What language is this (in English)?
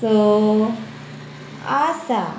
Konkani